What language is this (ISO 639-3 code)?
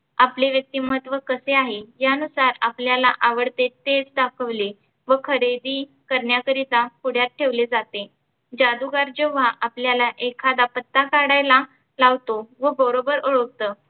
mar